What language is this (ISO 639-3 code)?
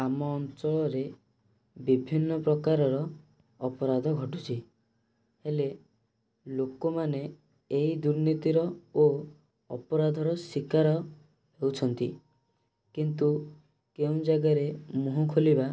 ori